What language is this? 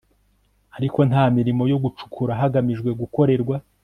Kinyarwanda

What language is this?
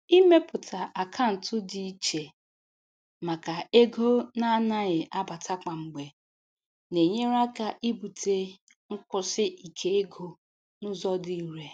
Igbo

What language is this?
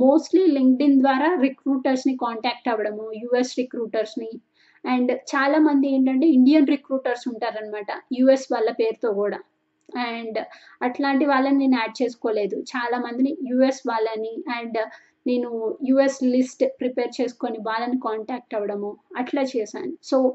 Telugu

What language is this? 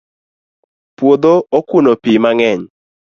Luo (Kenya and Tanzania)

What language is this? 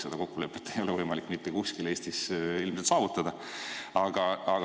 Estonian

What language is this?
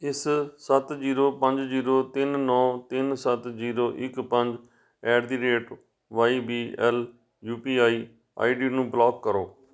Punjabi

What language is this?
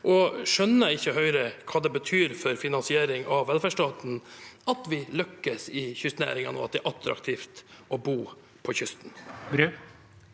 Norwegian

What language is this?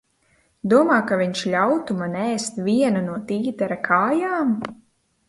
Latvian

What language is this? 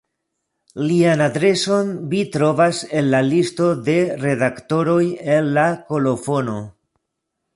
Esperanto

